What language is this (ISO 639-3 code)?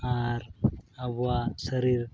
sat